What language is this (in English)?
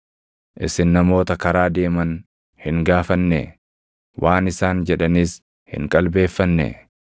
Oromo